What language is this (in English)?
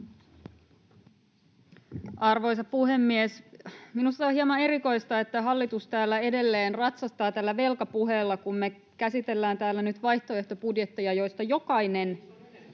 Finnish